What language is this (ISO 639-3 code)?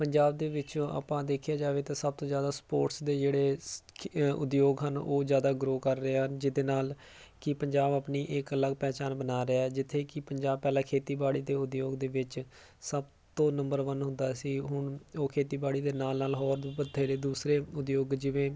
pan